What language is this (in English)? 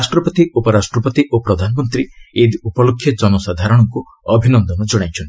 Odia